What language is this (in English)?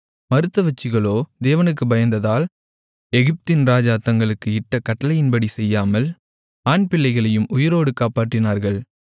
Tamil